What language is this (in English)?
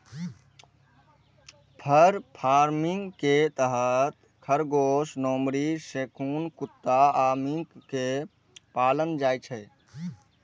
Maithili